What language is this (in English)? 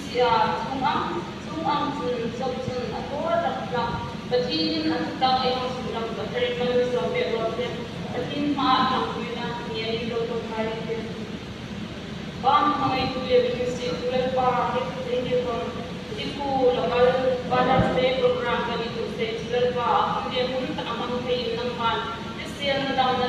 Filipino